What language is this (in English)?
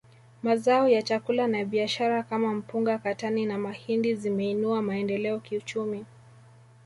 Swahili